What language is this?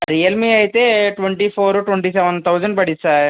Telugu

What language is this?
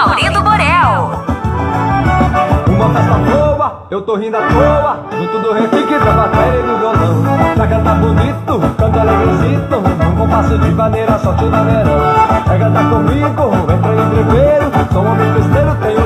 Portuguese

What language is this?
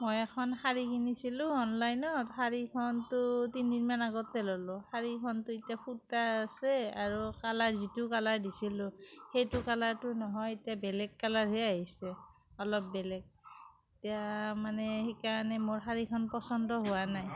Assamese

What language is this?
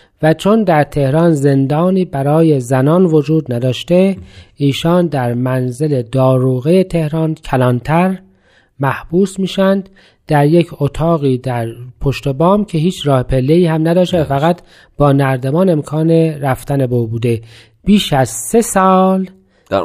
Persian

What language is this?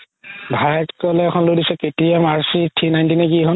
Assamese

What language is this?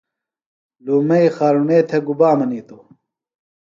Phalura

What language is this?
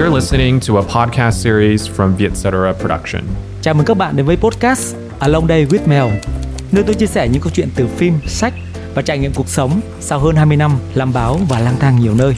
Vietnamese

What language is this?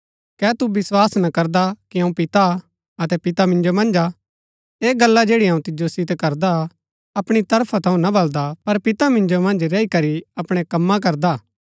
Gaddi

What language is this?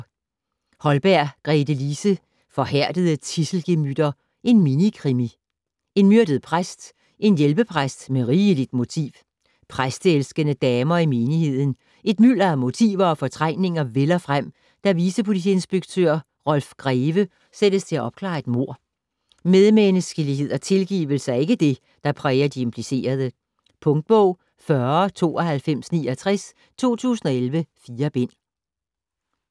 Danish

